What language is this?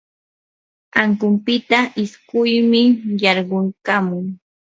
Yanahuanca Pasco Quechua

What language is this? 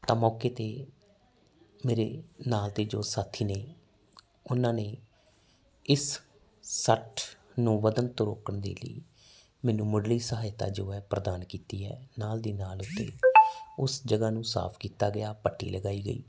Punjabi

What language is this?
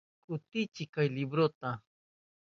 Southern Pastaza Quechua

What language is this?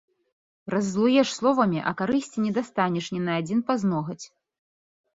Belarusian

